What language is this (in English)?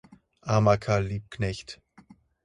German